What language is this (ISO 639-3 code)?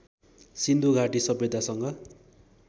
nep